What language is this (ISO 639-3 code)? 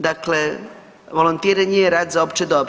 hrv